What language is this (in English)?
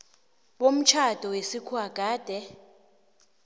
South Ndebele